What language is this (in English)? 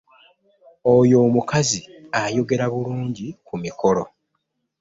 Ganda